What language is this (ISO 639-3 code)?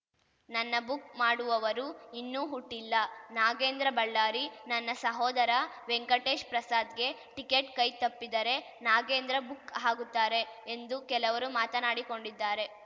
kan